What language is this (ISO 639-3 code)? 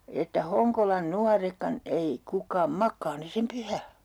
fin